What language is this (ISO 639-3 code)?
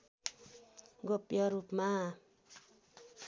nep